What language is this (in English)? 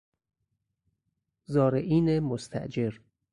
Persian